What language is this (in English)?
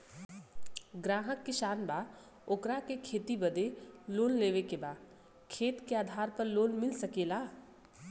Bhojpuri